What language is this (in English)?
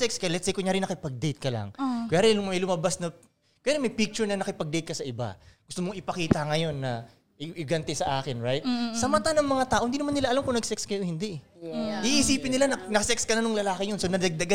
Filipino